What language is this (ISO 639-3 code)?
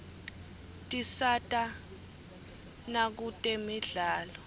ssw